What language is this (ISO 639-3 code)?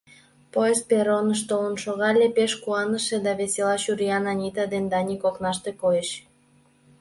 chm